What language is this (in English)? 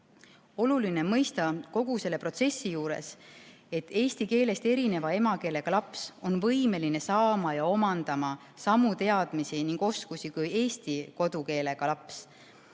Estonian